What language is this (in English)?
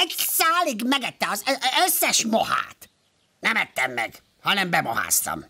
Hungarian